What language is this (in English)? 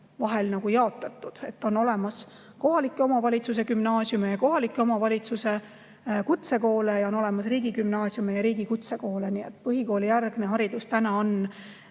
Estonian